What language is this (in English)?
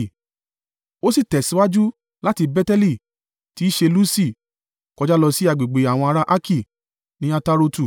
Yoruba